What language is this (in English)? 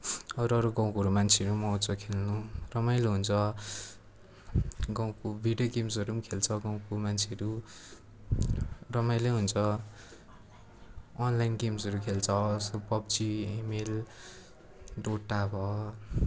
Nepali